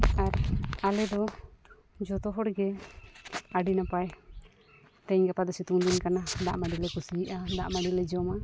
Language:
Santali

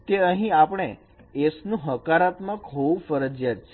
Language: Gujarati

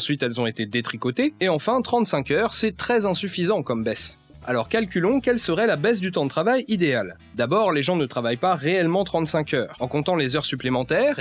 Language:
French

